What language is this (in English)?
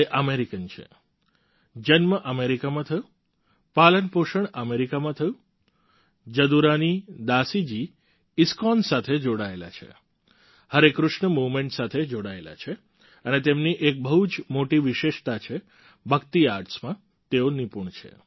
Gujarati